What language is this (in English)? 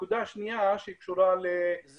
Hebrew